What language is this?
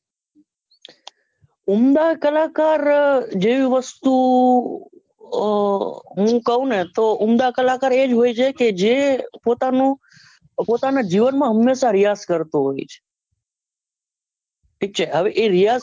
Gujarati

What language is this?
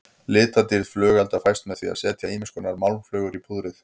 Icelandic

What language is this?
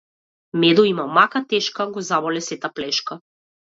Macedonian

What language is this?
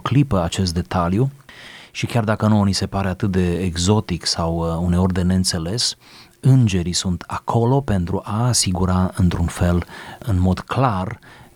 Romanian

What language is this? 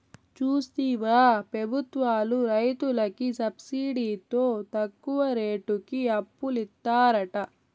Telugu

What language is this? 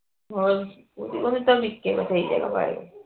Punjabi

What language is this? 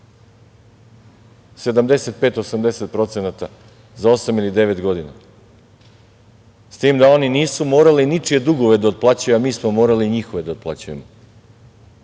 Serbian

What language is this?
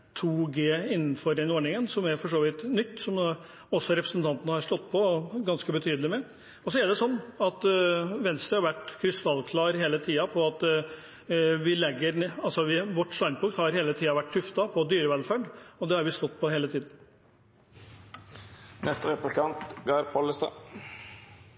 Norwegian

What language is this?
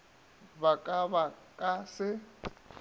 Northern Sotho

